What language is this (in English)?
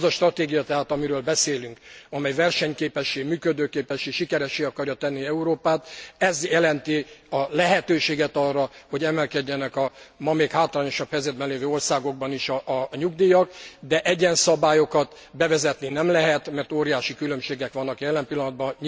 Hungarian